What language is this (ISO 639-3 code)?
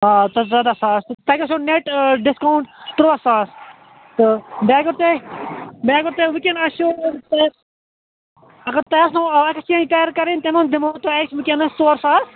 kas